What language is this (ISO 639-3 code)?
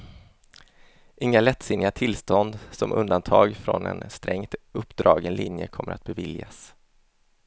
swe